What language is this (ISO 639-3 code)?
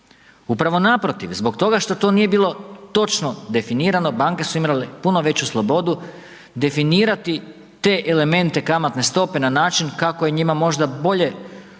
hrv